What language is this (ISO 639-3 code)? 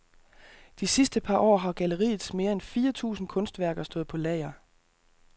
dan